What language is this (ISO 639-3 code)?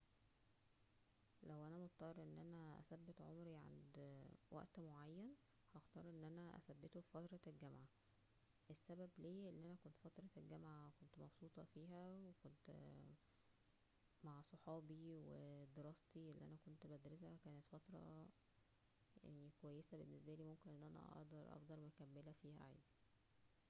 arz